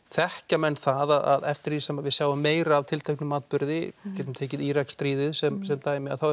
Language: Icelandic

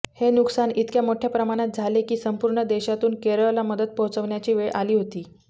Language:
Marathi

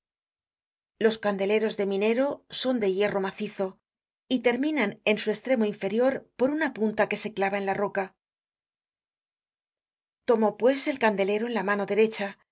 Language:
Spanish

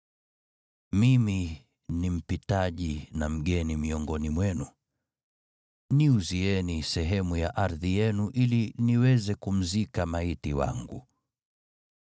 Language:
Swahili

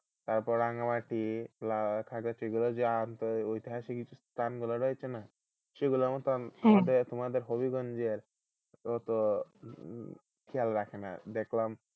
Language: Bangla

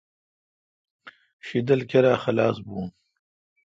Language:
Kalkoti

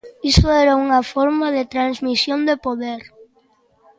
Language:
Galician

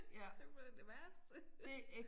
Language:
Danish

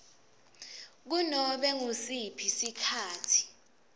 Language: Swati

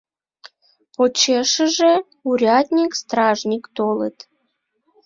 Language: Mari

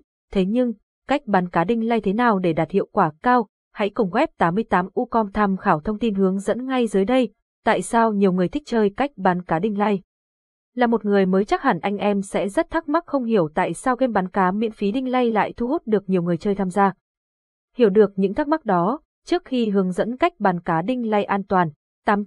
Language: Vietnamese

